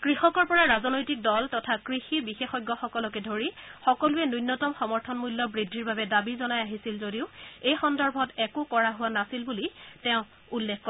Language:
Assamese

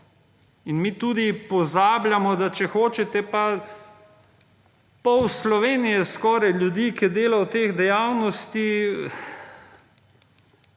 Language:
Slovenian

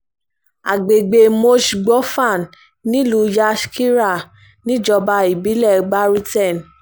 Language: Yoruba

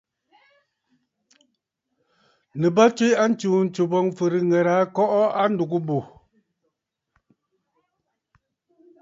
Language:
Bafut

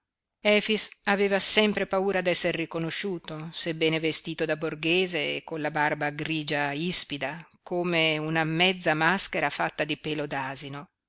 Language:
Italian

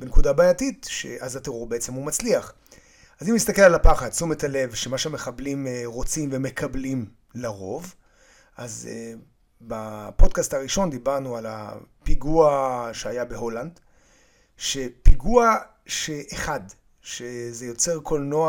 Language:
Hebrew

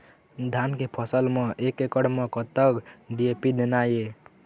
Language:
Chhattisgarhi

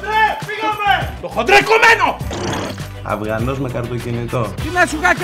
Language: Greek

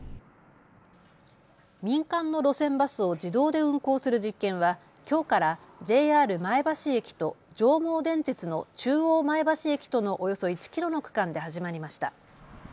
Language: Japanese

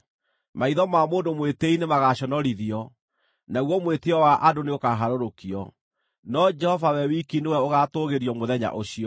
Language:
Kikuyu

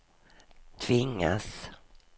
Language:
Swedish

